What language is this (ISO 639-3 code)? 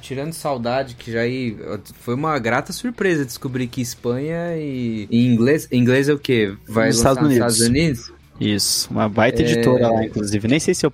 por